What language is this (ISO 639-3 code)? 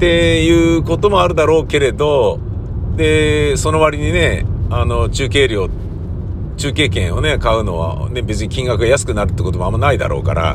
jpn